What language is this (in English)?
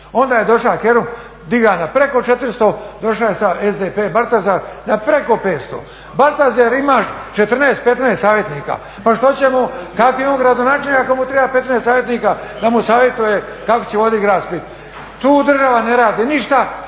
Croatian